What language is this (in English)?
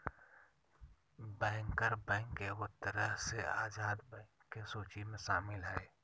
Magahi